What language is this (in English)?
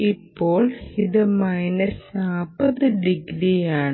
Malayalam